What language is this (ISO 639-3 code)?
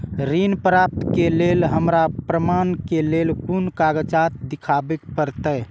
mai